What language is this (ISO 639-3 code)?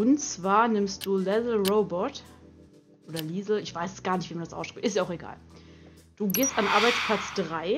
deu